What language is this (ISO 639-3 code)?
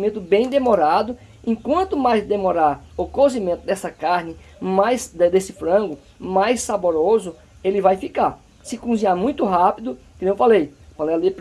por